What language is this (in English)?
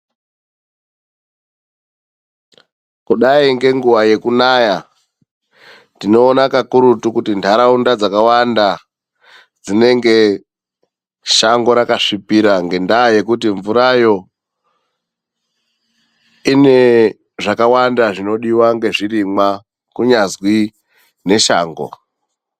Ndau